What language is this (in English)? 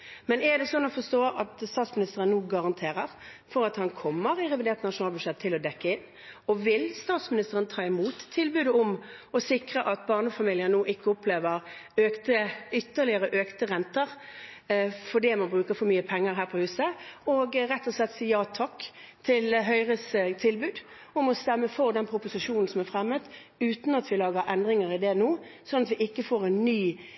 Norwegian Bokmål